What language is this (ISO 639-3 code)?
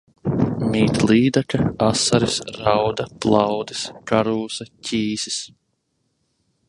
lav